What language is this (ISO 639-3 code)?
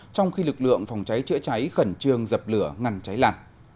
vie